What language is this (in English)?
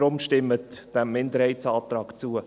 Swiss German